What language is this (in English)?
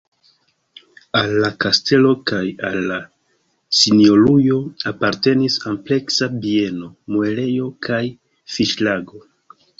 Esperanto